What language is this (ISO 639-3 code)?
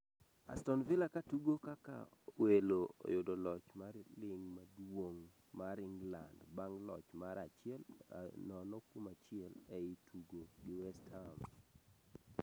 luo